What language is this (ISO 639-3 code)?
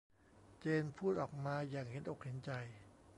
tha